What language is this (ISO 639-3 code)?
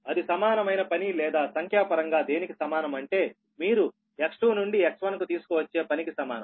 tel